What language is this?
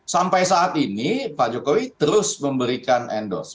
Indonesian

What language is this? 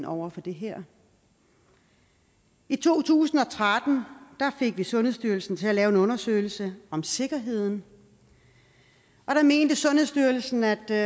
Danish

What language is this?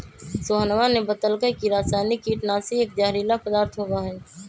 Magahi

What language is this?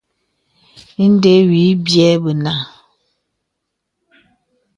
Bebele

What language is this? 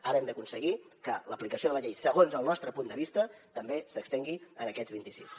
Catalan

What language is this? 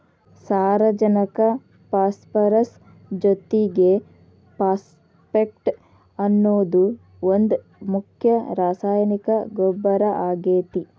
Kannada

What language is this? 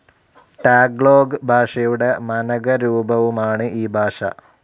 Malayalam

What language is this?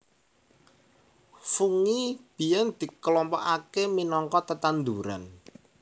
Javanese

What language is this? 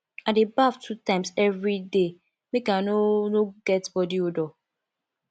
Nigerian Pidgin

